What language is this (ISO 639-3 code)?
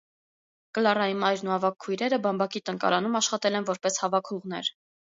hye